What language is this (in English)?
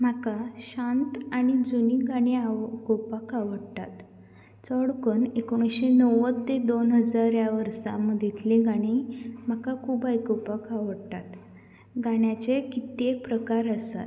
Konkani